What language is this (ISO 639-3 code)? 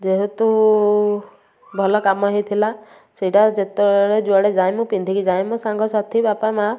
ori